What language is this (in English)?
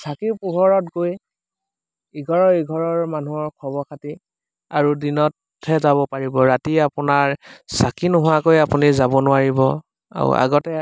Assamese